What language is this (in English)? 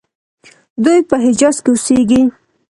Pashto